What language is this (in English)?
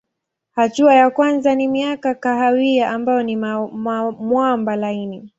Swahili